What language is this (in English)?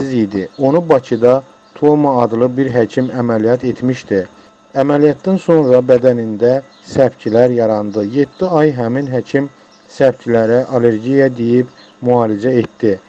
Turkish